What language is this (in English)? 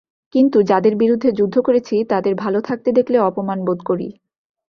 Bangla